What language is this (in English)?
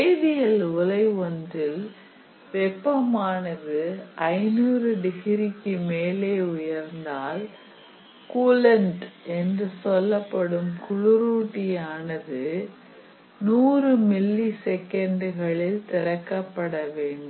Tamil